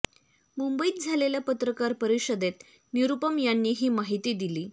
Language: Marathi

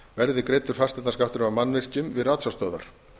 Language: Icelandic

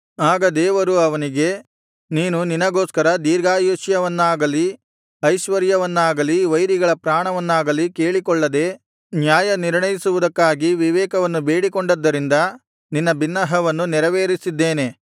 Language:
Kannada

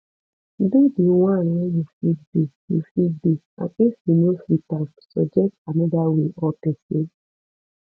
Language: Nigerian Pidgin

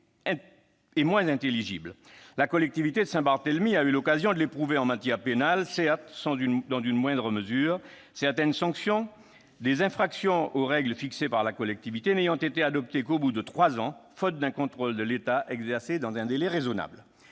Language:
French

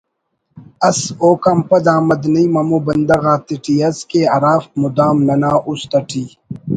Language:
Brahui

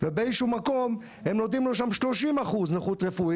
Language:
Hebrew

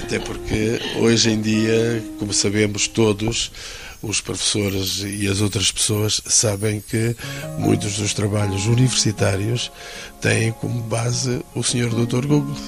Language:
Portuguese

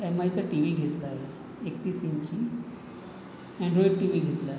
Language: Marathi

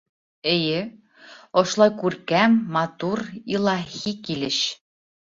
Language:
Bashkir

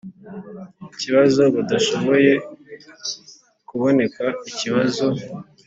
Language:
Kinyarwanda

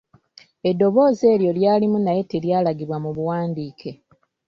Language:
Ganda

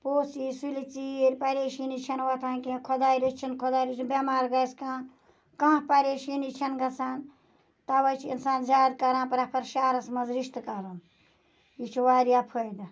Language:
Kashmiri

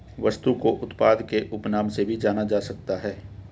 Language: Hindi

